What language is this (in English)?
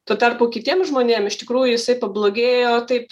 Lithuanian